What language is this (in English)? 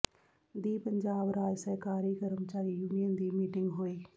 Punjabi